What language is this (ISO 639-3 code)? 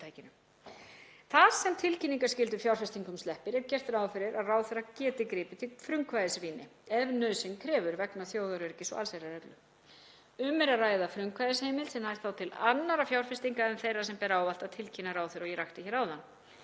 isl